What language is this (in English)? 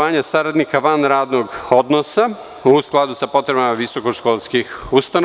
Serbian